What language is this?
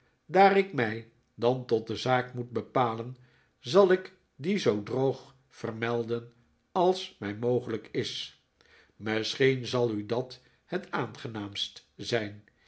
Dutch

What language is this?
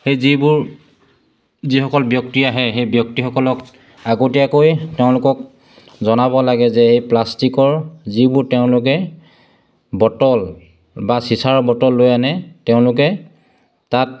Assamese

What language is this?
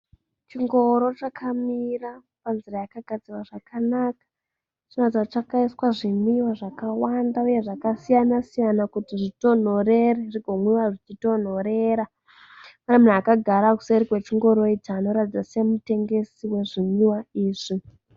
Shona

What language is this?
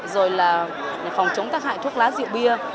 Vietnamese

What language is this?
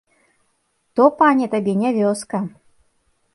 Belarusian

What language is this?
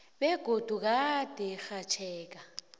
South Ndebele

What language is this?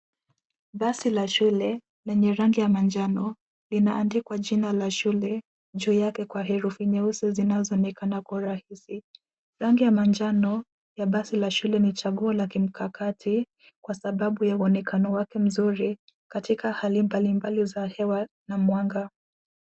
Swahili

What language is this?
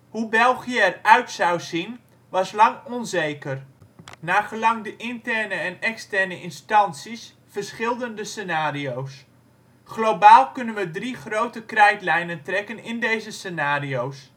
Dutch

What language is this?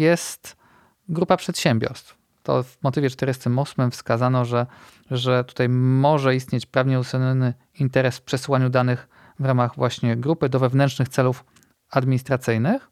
Polish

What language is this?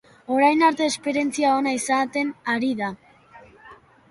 Basque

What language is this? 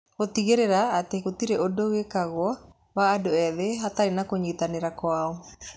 Kikuyu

